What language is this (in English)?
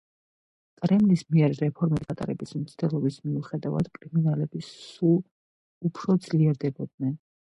Georgian